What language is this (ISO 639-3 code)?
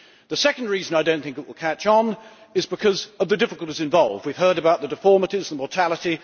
eng